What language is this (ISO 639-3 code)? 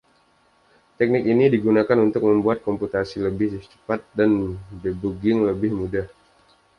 ind